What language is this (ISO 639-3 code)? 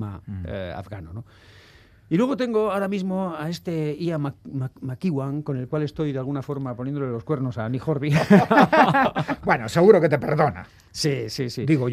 spa